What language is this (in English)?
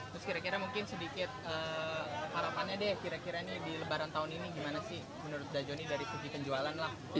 Indonesian